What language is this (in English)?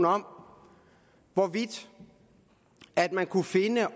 Danish